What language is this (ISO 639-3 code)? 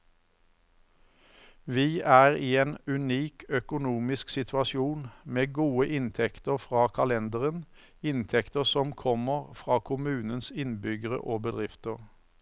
nor